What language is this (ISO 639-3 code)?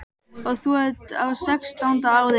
isl